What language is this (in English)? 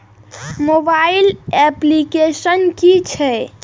Maithili